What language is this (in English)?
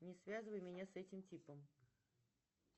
Russian